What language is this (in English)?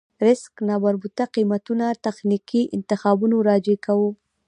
Pashto